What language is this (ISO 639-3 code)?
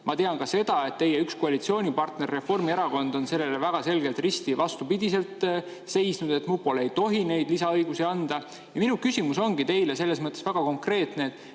est